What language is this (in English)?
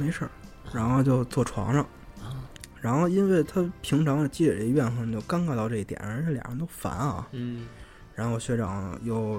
Chinese